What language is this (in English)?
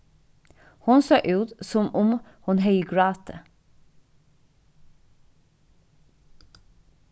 Faroese